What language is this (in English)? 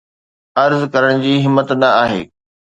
Sindhi